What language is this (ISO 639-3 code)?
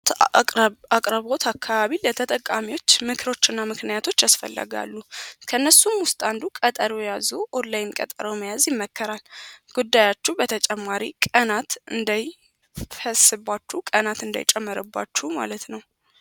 amh